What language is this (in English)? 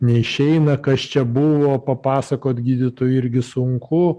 Lithuanian